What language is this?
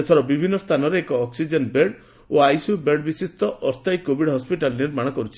Odia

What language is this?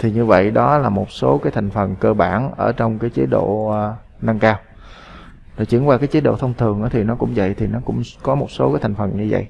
Vietnamese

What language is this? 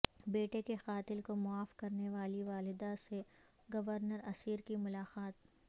Urdu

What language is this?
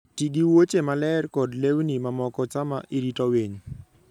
Luo (Kenya and Tanzania)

